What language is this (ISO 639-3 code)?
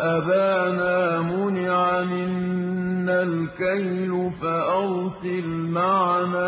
ara